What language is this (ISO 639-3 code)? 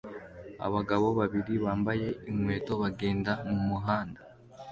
kin